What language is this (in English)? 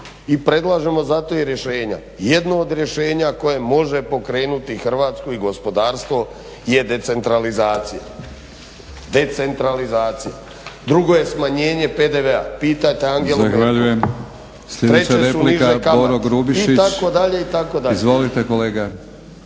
Croatian